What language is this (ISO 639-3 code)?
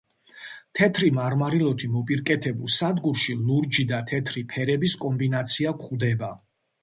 kat